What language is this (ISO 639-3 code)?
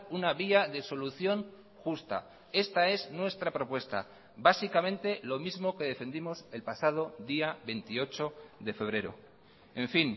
spa